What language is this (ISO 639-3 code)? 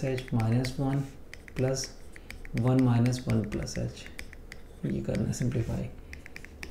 hin